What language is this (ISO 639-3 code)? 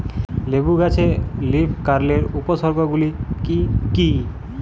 ben